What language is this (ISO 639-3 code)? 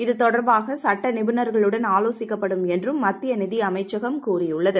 tam